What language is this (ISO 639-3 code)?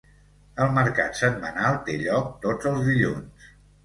cat